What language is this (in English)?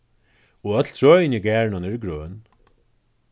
Faroese